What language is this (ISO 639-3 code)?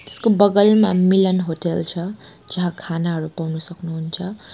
nep